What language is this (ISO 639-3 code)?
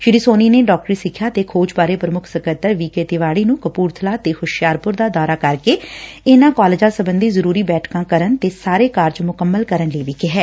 pan